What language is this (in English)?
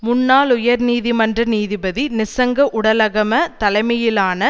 Tamil